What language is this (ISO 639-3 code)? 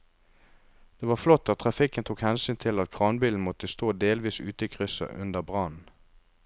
nor